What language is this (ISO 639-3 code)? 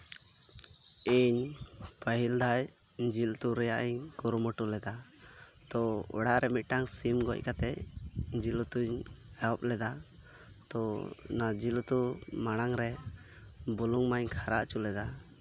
sat